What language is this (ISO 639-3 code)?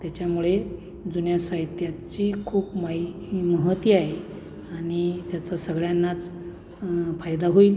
mar